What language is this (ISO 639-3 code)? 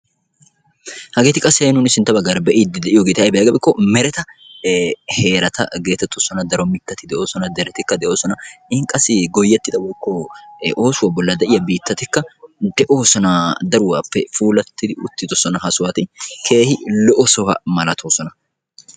wal